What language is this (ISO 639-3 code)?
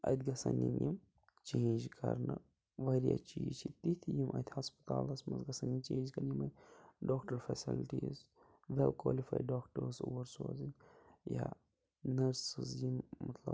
kas